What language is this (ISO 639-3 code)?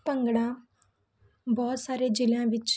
pan